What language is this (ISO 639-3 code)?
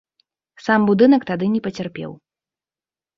bel